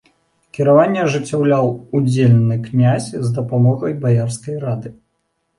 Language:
Belarusian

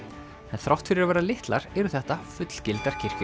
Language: Icelandic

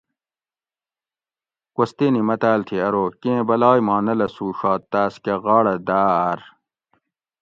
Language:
Gawri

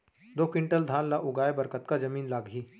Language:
Chhattisgarhi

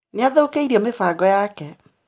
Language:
Kikuyu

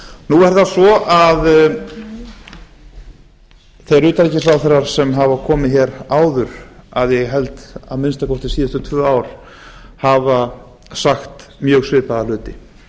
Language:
Icelandic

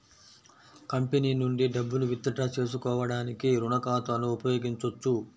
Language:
Telugu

